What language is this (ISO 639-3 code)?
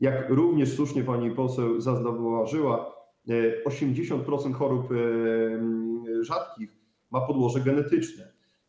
pol